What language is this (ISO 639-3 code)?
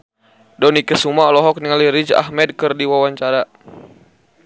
sun